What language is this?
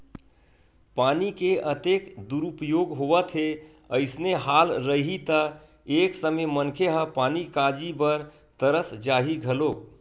Chhattisgarhi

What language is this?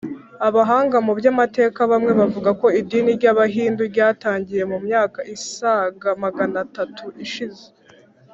Kinyarwanda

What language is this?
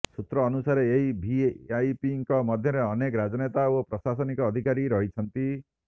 Odia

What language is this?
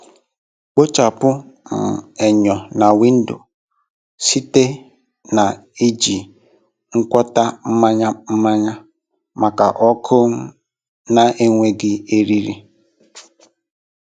Igbo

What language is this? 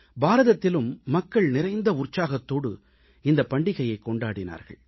Tamil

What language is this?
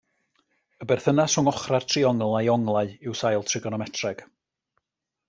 Welsh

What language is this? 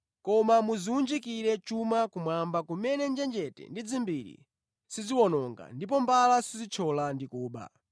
Nyanja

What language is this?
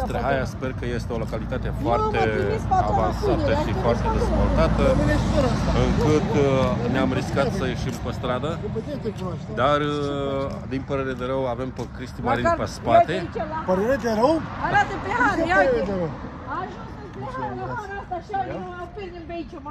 Romanian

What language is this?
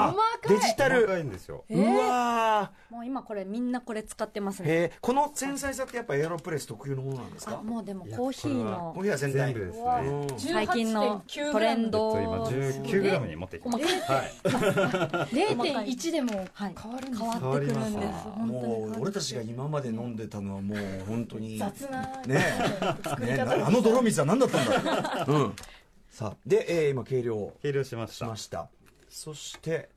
Japanese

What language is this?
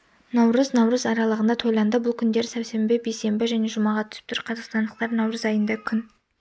Kazakh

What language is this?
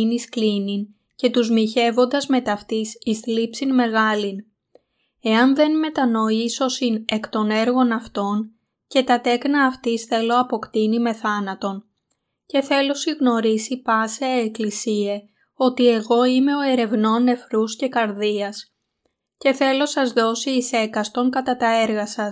Greek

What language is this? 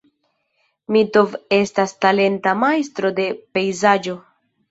Esperanto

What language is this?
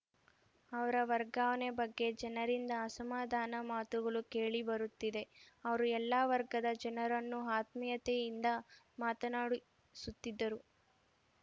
Kannada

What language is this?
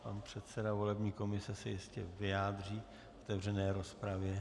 Czech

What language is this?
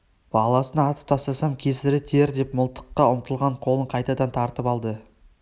Kazakh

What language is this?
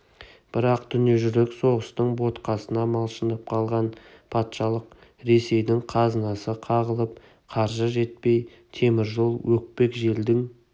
Kazakh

